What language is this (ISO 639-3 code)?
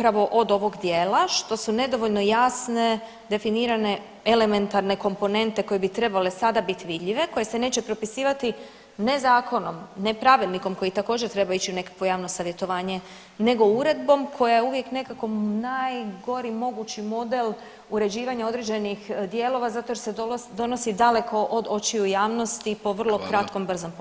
hrv